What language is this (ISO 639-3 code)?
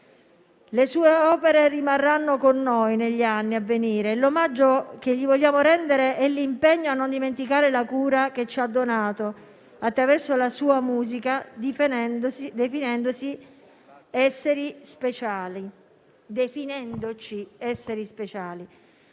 ita